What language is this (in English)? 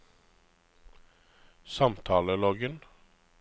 Norwegian